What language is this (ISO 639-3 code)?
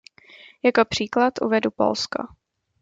ces